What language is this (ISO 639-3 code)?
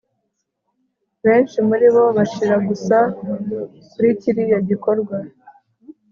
kin